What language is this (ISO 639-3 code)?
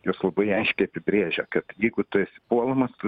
lit